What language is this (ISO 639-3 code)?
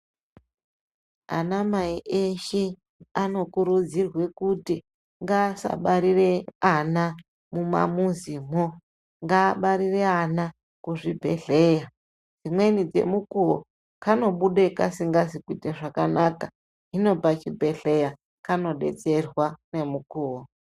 ndc